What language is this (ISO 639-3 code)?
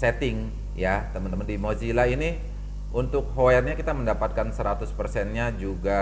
ind